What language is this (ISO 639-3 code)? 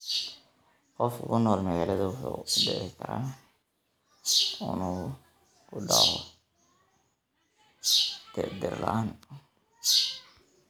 som